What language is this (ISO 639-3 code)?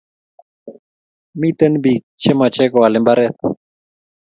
kln